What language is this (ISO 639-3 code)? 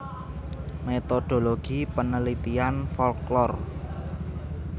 jav